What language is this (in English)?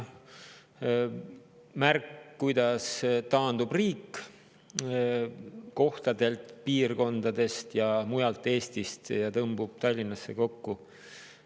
Estonian